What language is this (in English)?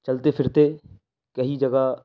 Urdu